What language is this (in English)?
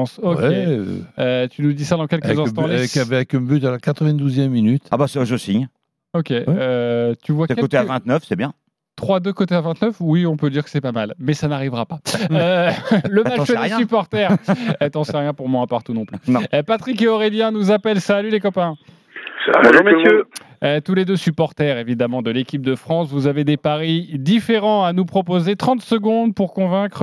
French